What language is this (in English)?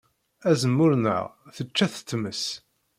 Kabyle